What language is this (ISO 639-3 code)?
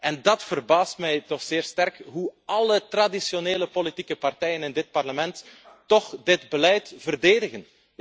nld